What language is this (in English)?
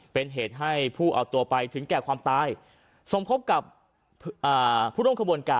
Thai